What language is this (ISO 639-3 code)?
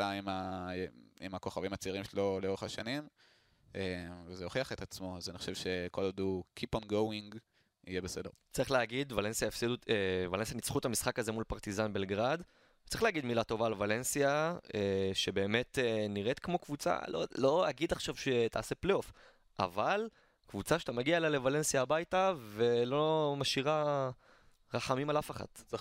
heb